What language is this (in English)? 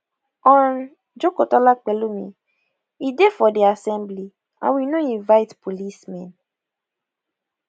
Nigerian Pidgin